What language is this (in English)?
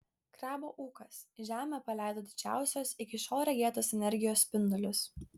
Lithuanian